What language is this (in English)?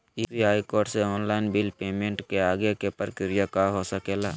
Magahi